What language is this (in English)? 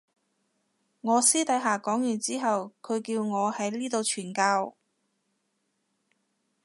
Cantonese